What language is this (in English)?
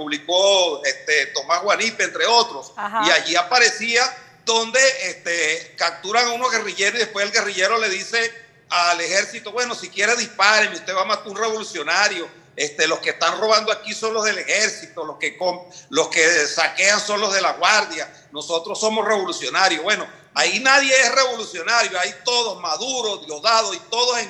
Spanish